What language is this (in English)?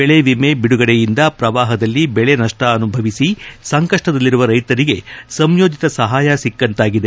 Kannada